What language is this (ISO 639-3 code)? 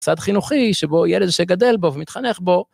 heb